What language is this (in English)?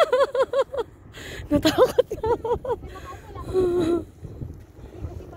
Filipino